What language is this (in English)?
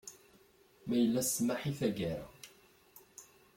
Kabyle